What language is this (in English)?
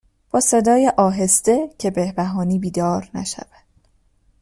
Persian